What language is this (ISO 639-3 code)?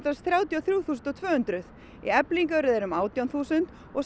isl